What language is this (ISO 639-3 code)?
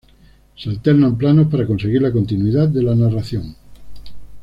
spa